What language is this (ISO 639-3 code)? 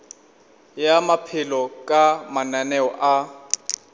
nso